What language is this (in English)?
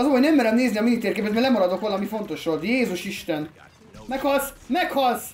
Hungarian